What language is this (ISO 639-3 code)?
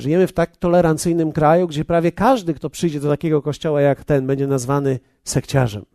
pol